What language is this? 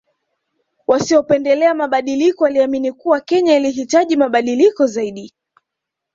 Swahili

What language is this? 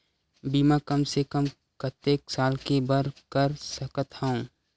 Chhattisgarhi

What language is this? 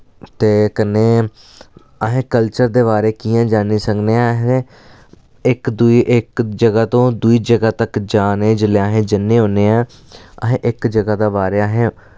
Dogri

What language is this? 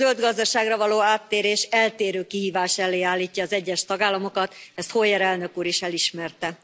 Hungarian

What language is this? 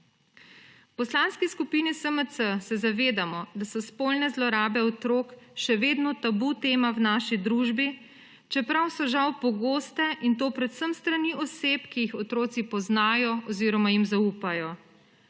Slovenian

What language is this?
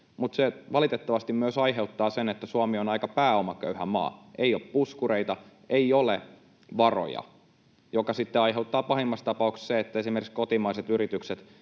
Finnish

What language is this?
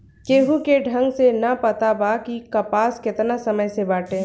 Bhojpuri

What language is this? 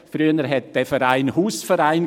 Swiss German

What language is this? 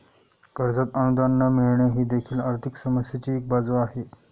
Marathi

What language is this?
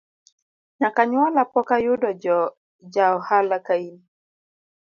Luo (Kenya and Tanzania)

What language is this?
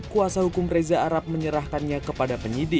Indonesian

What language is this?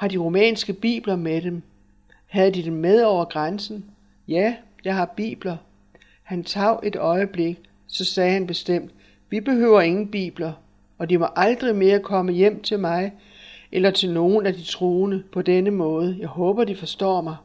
Danish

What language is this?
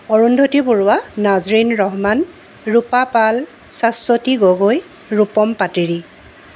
Assamese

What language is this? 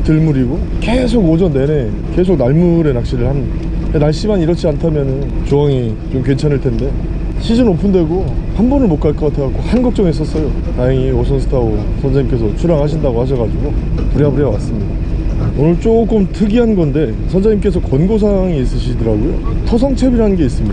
Korean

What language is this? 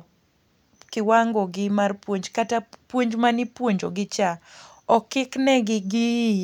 Luo (Kenya and Tanzania)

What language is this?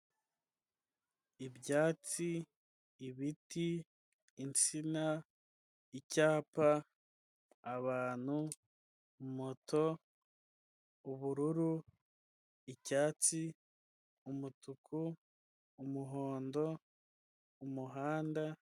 Kinyarwanda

